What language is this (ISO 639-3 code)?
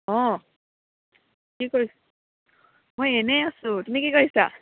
asm